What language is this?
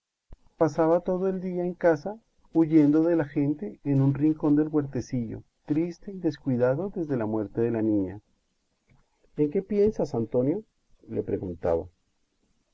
Spanish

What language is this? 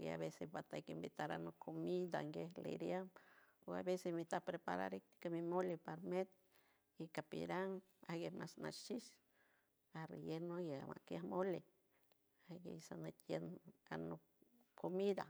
San Francisco Del Mar Huave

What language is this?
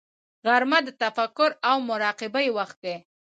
Pashto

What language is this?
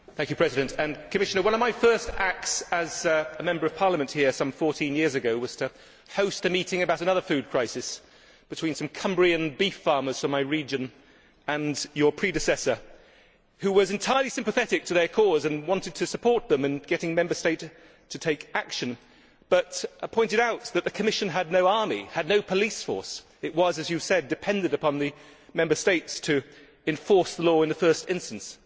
English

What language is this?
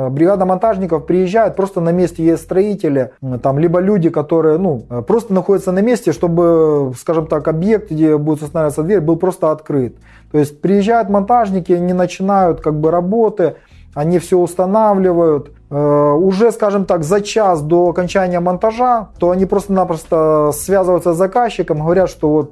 Russian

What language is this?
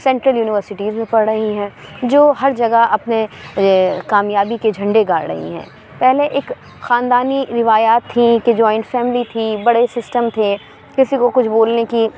Urdu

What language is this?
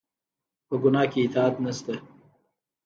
Pashto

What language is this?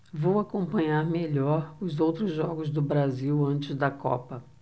Portuguese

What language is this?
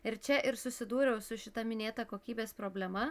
Lithuanian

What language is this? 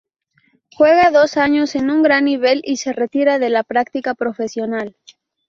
Spanish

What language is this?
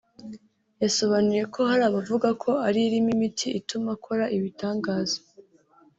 Kinyarwanda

